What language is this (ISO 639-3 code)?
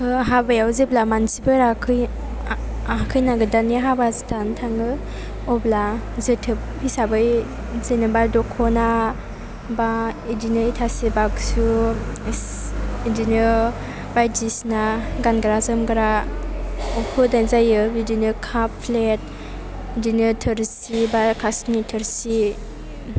brx